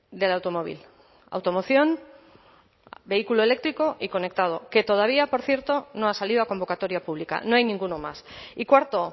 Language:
Spanish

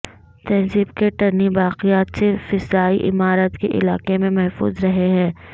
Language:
Urdu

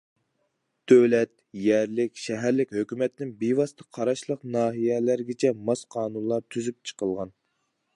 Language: Uyghur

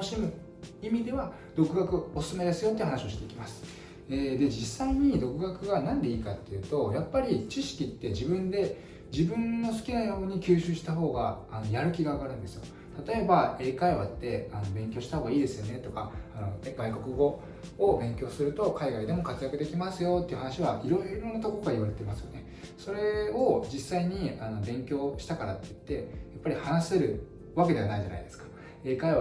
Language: Japanese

